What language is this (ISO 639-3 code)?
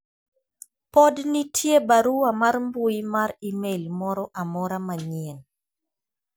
luo